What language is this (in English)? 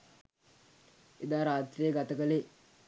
Sinhala